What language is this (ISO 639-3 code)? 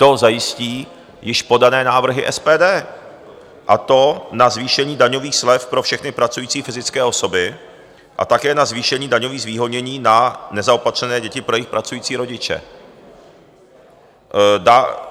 ces